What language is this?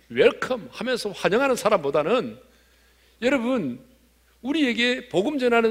Korean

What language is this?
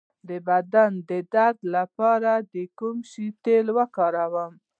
Pashto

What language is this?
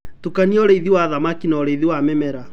Kikuyu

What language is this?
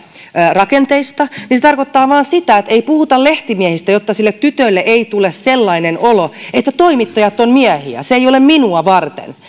Finnish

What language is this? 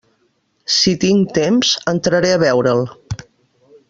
Catalan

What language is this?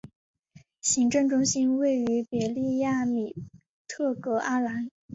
Chinese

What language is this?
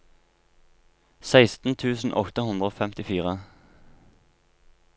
Norwegian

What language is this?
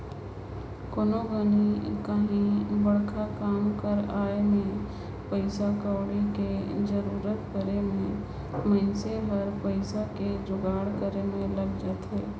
Chhattisgarhi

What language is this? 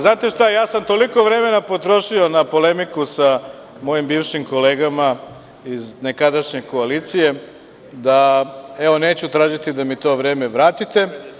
Serbian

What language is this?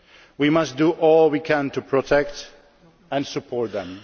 English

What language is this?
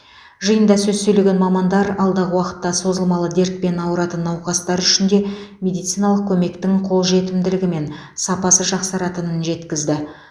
Kazakh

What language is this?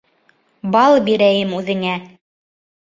Bashkir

